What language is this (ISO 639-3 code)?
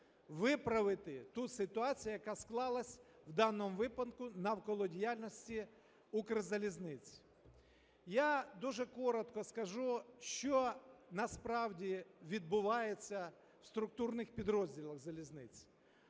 ukr